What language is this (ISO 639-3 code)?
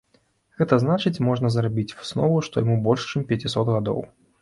bel